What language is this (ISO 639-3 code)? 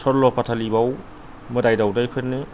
brx